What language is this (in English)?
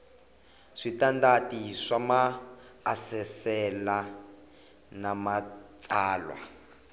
Tsonga